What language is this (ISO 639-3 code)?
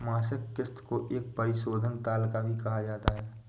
hin